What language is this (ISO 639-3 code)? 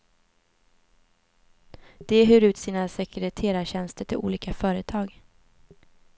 swe